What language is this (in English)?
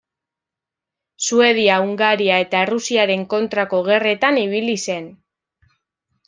Basque